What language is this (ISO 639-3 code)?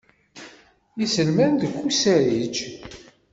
kab